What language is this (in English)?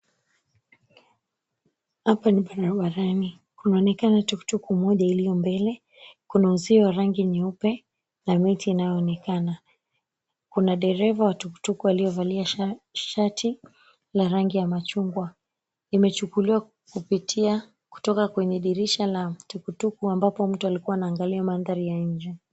Swahili